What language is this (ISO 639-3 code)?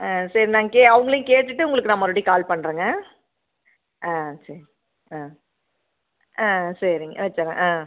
tam